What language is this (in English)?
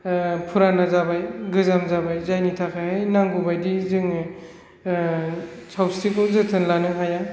Bodo